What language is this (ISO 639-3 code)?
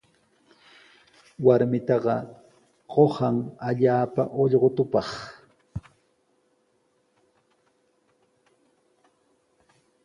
qws